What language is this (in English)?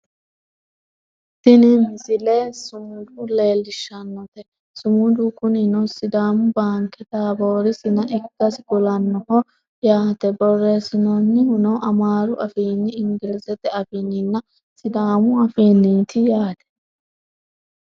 Sidamo